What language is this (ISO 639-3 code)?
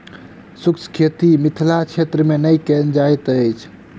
mai